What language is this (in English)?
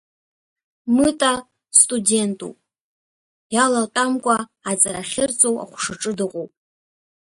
Abkhazian